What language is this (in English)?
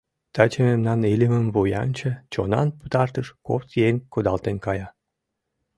Mari